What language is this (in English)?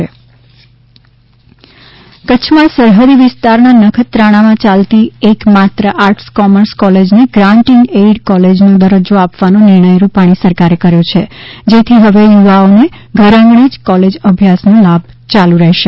Gujarati